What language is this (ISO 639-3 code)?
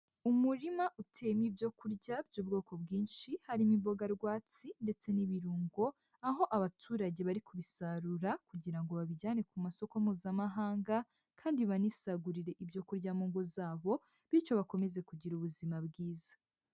kin